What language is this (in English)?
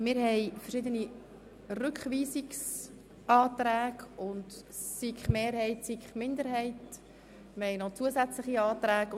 Swiss German